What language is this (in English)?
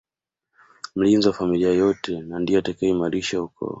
Swahili